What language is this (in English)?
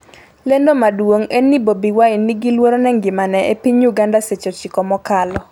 Luo (Kenya and Tanzania)